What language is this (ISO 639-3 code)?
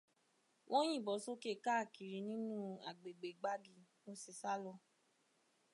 yor